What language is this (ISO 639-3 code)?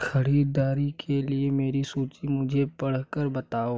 hin